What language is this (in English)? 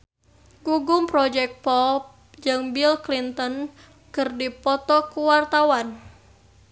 Sundanese